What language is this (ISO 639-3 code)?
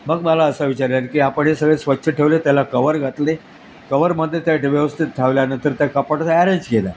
mar